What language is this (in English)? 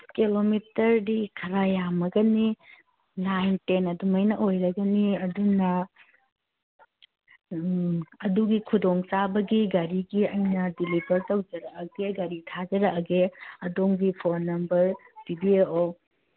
Manipuri